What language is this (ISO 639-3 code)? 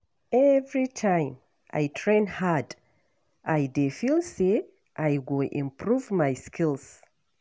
pcm